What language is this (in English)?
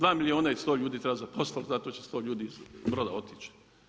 Croatian